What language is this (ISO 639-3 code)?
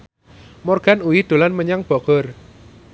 jav